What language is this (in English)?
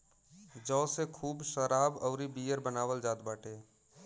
Bhojpuri